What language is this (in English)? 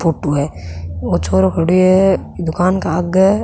Rajasthani